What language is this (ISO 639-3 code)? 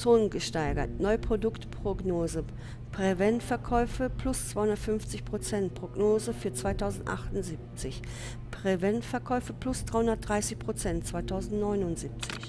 deu